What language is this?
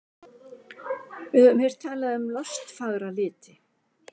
Icelandic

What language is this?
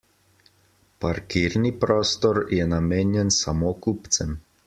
Slovenian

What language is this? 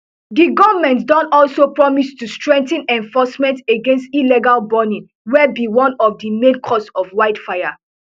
Nigerian Pidgin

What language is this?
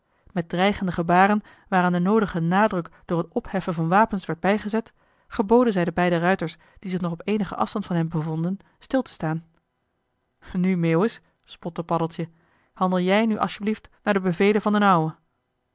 Dutch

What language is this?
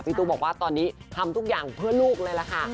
Thai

